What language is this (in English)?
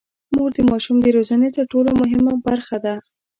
Pashto